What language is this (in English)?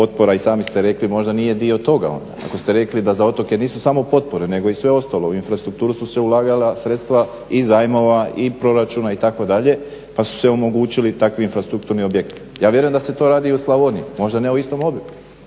Croatian